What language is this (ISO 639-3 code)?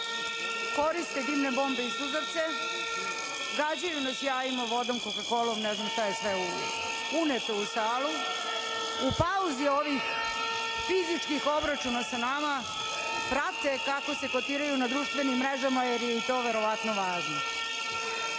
srp